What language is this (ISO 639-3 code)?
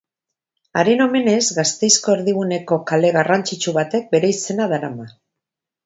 eus